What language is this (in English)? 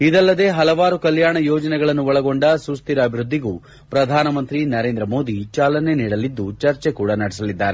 Kannada